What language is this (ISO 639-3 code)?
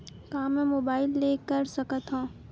hne